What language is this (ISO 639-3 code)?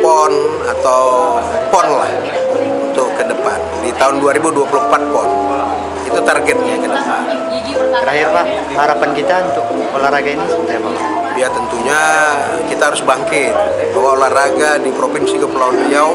ind